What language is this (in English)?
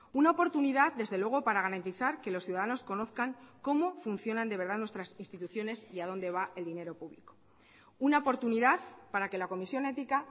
Spanish